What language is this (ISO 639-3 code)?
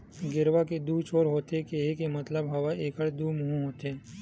hne